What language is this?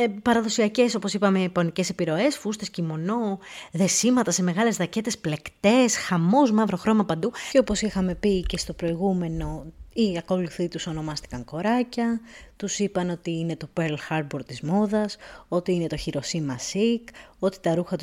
Greek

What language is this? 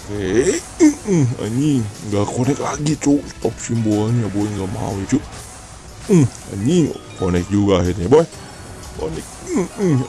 Indonesian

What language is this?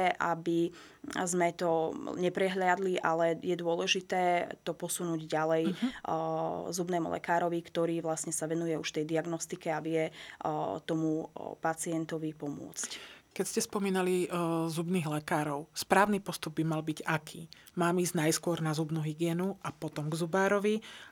Slovak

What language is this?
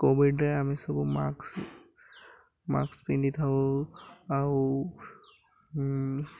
Odia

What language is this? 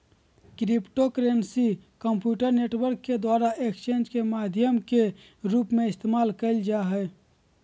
Magahi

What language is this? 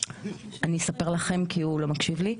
Hebrew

